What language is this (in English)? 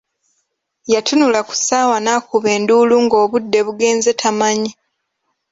Ganda